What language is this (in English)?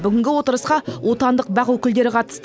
Kazakh